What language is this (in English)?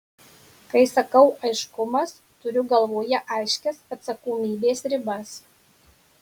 Lithuanian